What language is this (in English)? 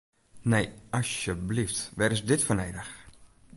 Western Frisian